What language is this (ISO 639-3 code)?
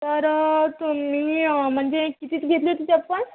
mar